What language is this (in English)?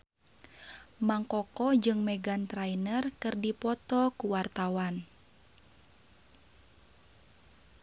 Sundanese